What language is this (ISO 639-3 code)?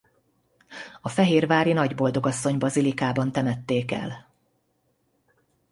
hun